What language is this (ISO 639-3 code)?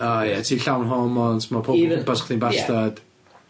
cym